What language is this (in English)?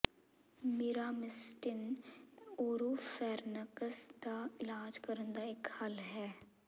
Punjabi